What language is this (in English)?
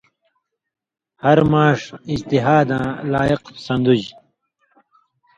Indus Kohistani